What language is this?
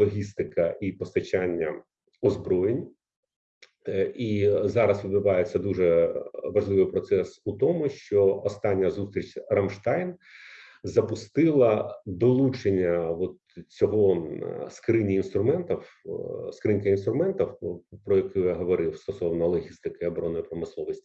Ukrainian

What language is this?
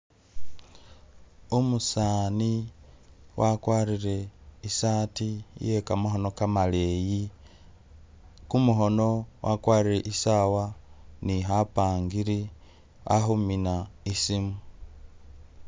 Masaaba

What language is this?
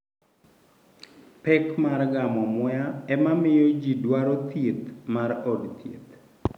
Luo (Kenya and Tanzania)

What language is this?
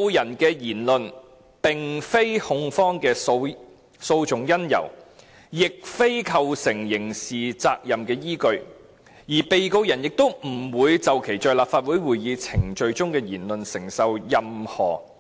Cantonese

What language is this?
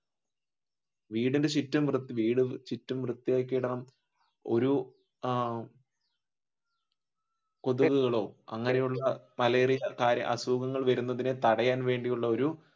Malayalam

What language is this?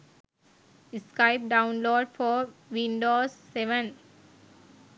Sinhala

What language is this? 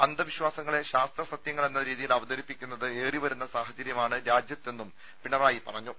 Malayalam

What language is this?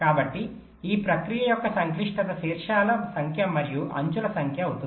Telugu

